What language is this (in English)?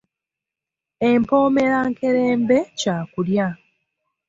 Ganda